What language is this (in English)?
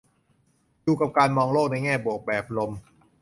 Thai